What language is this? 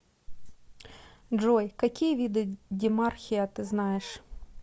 Russian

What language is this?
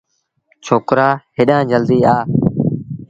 Sindhi Bhil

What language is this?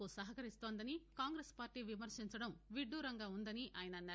Telugu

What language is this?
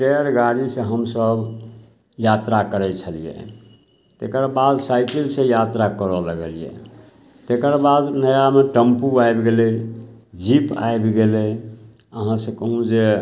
Maithili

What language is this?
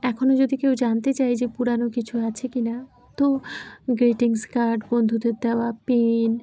Bangla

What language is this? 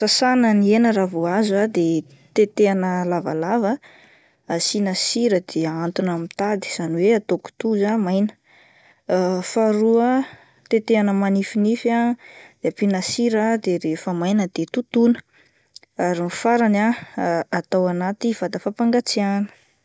Malagasy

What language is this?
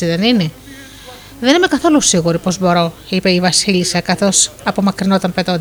Greek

